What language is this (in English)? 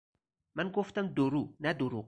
Persian